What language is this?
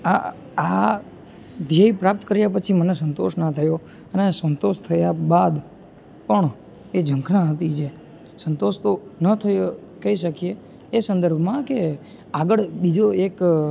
Gujarati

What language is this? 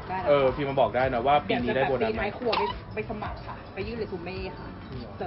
Thai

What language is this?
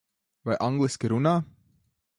Latvian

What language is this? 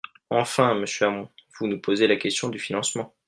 French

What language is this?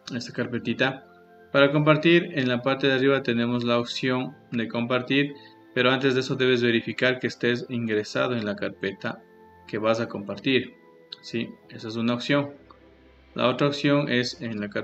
Spanish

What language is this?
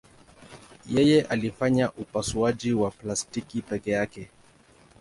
Swahili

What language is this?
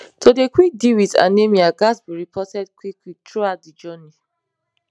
Nigerian Pidgin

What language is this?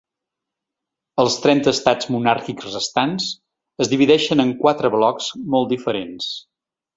Catalan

